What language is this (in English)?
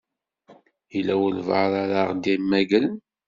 Kabyle